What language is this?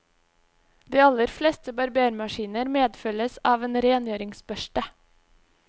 Norwegian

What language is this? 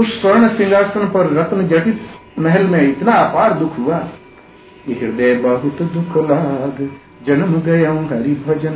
Hindi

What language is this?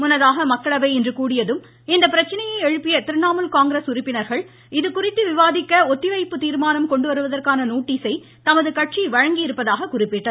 Tamil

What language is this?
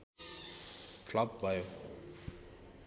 Nepali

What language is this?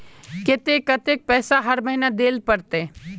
Magahi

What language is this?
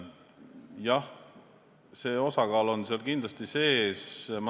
Estonian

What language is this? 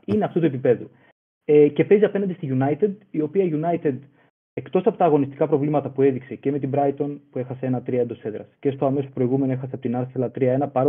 Greek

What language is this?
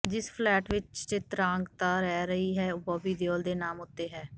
Punjabi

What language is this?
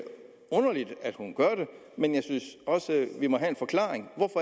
Danish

